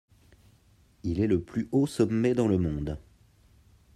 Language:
French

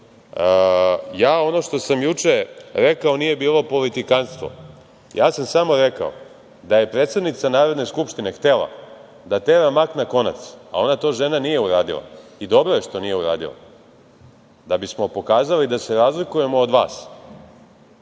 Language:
Serbian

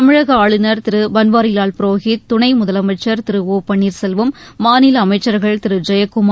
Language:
Tamil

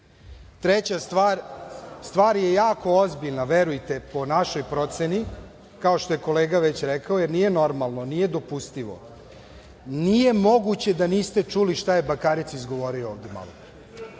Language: Serbian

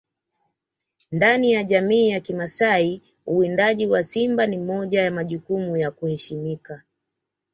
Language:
Swahili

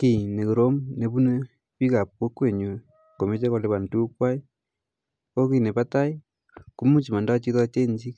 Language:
Kalenjin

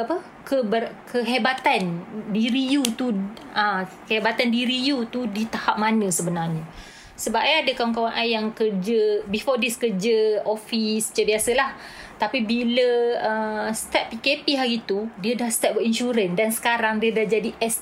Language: Malay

